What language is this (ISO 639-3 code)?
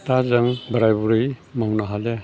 brx